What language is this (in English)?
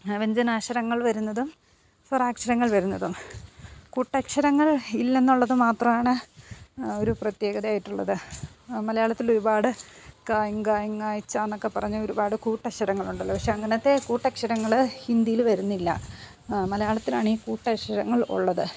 Malayalam